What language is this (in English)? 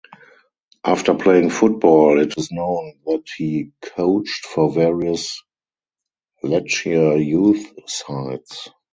English